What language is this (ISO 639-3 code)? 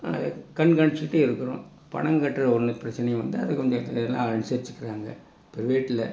tam